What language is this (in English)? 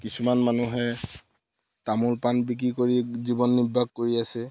Assamese